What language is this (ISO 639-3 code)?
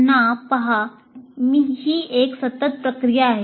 mar